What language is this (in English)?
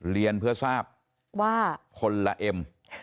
Thai